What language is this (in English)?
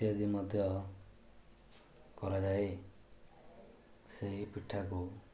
Odia